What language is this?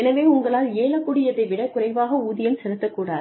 Tamil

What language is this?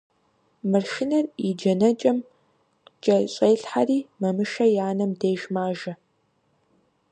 Kabardian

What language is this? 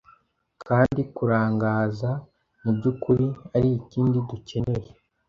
Kinyarwanda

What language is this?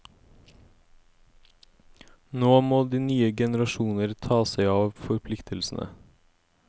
Norwegian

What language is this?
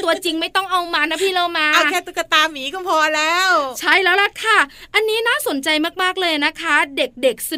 Thai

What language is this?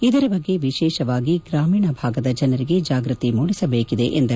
Kannada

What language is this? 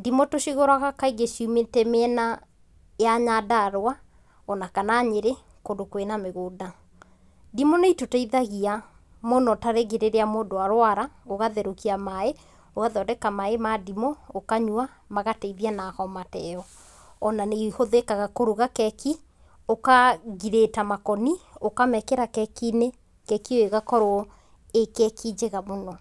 Kikuyu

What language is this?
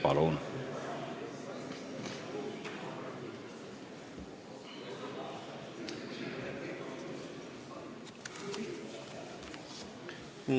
Estonian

